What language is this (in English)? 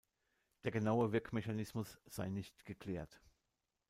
German